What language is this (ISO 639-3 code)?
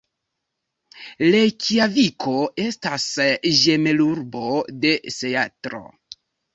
epo